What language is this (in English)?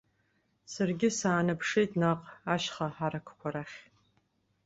Abkhazian